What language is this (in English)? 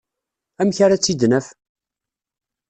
Kabyle